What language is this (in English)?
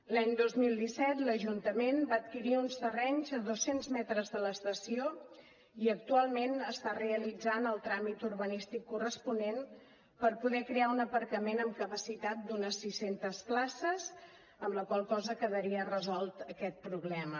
Catalan